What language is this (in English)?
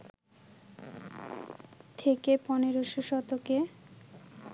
Bangla